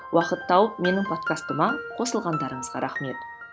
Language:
Kazakh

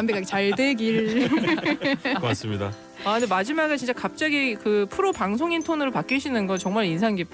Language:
Korean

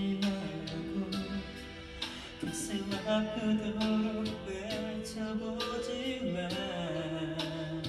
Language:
Korean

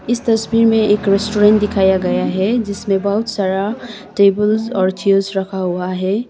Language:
Hindi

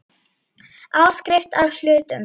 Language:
Icelandic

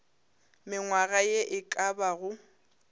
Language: Northern Sotho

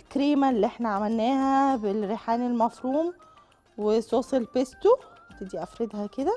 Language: Arabic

